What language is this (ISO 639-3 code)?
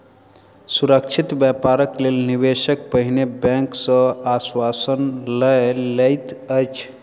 mai